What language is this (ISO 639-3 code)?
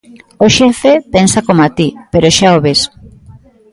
glg